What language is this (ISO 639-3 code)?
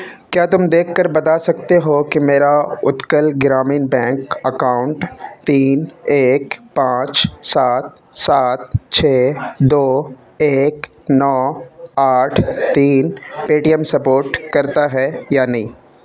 urd